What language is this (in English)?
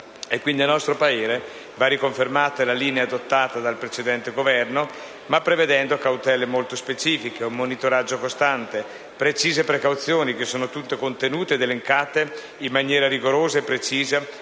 Italian